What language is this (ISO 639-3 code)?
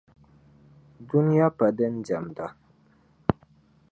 dag